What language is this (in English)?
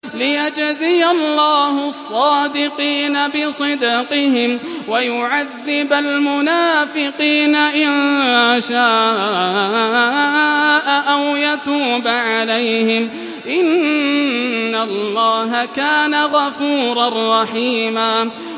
Arabic